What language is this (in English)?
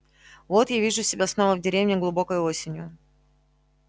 Russian